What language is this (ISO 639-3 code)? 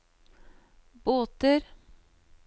nor